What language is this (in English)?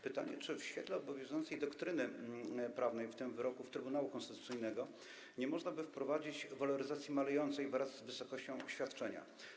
Polish